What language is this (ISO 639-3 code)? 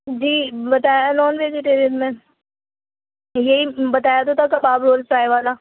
urd